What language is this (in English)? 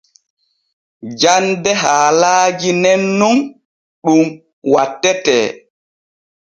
Borgu Fulfulde